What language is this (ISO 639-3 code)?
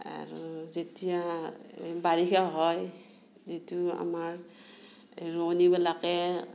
asm